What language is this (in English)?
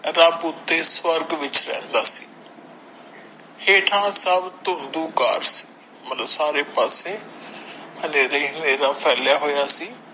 Punjabi